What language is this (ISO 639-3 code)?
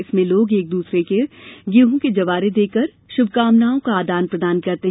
hin